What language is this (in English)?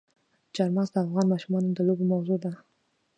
Pashto